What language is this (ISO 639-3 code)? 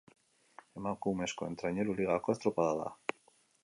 eus